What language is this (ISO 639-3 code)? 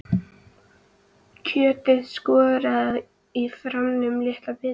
isl